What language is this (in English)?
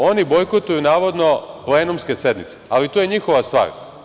Serbian